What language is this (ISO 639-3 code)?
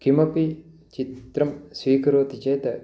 san